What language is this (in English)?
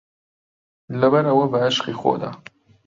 Central Kurdish